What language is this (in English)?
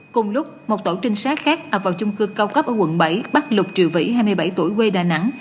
Vietnamese